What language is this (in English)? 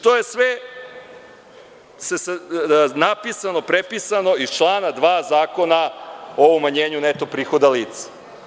Serbian